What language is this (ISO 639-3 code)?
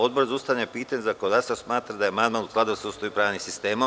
srp